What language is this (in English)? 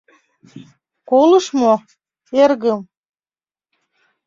Mari